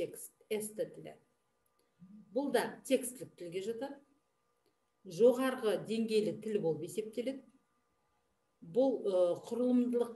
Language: Turkish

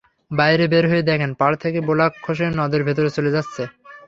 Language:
Bangla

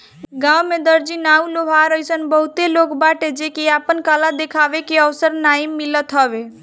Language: Bhojpuri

